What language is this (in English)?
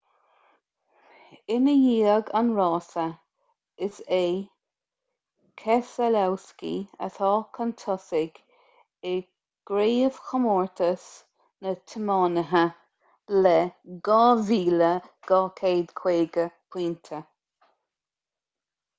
Irish